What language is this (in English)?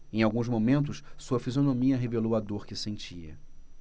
Portuguese